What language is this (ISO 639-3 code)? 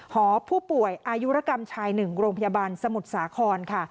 tha